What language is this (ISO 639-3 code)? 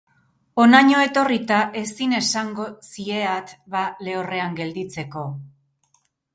eus